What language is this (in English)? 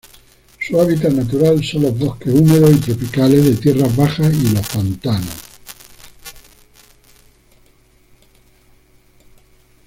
Spanish